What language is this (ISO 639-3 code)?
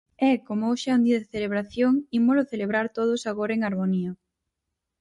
glg